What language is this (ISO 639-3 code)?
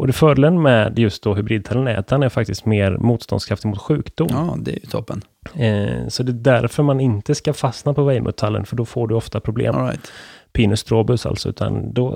swe